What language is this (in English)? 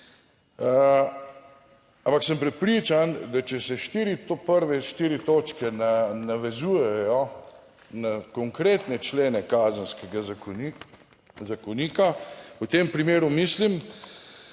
Slovenian